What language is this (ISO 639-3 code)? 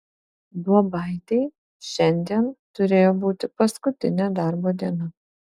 lit